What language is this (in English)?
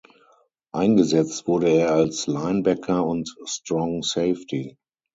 German